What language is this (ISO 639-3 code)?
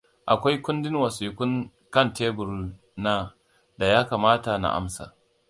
hau